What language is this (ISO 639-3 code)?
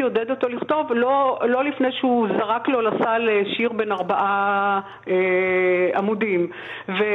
heb